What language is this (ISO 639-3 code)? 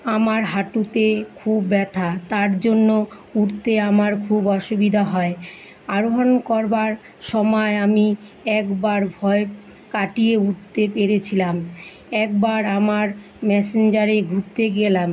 ben